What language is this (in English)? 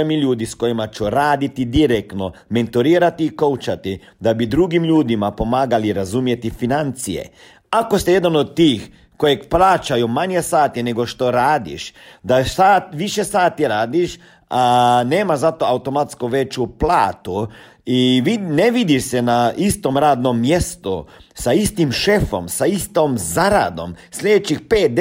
Croatian